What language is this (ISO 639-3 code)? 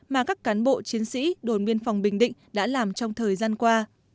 vie